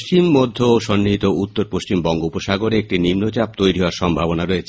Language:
Bangla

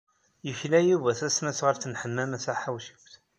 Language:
Kabyle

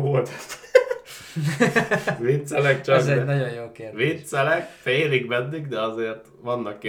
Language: Hungarian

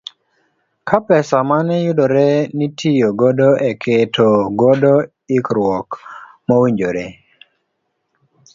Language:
Luo (Kenya and Tanzania)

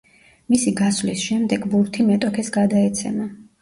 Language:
Georgian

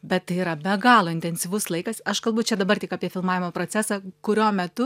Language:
Lithuanian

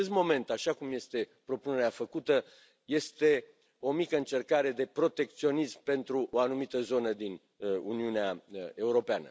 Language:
Romanian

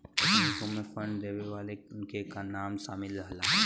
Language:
Bhojpuri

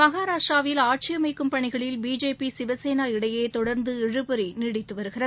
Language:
Tamil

